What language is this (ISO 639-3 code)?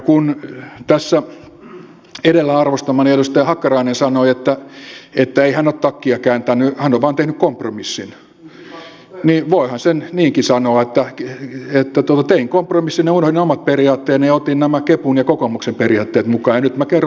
fin